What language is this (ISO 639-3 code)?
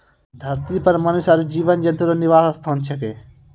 mai